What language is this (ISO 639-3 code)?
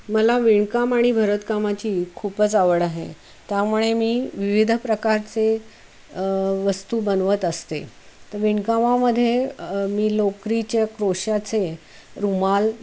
mar